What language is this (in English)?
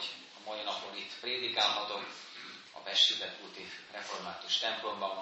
Hungarian